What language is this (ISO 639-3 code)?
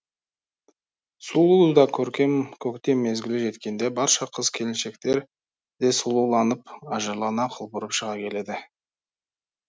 kaz